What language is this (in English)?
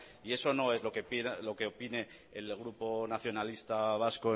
Spanish